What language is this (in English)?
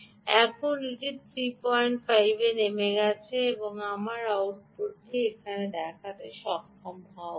Bangla